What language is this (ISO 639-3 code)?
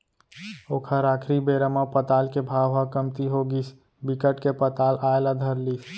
hne